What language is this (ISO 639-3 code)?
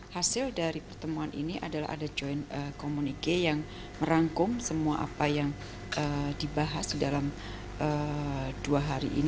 ind